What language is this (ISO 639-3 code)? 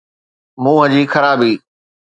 snd